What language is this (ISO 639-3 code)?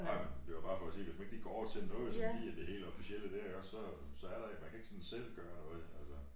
dan